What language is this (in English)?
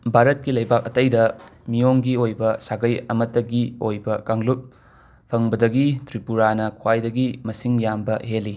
Manipuri